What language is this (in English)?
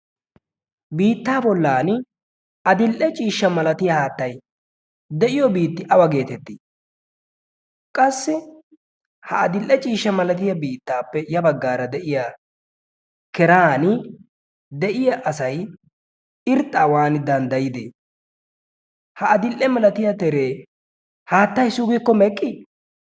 Wolaytta